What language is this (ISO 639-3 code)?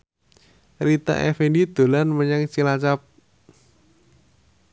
jav